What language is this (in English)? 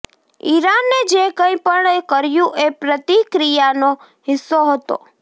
Gujarati